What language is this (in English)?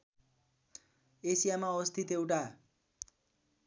Nepali